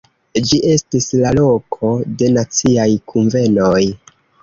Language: Esperanto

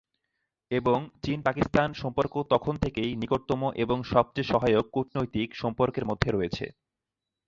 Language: Bangla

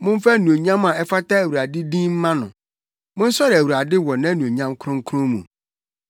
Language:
Akan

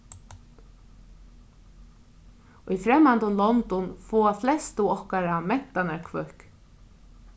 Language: Faroese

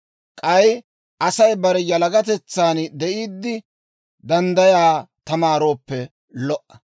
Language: Dawro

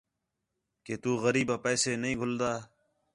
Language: Khetrani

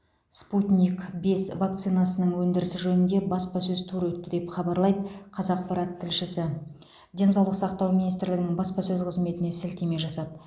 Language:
Kazakh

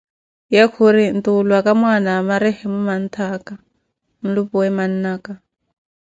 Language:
Koti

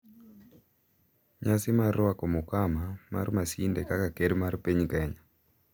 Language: Luo (Kenya and Tanzania)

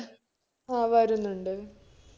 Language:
Malayalam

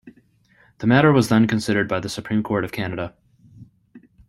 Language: English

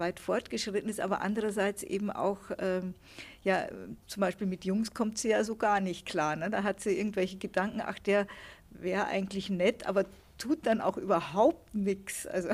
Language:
German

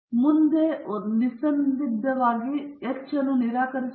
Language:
Kannada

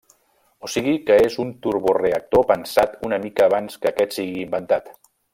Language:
Catalan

